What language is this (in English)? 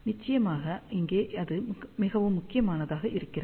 Tamil